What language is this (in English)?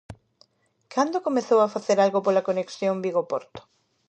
Galician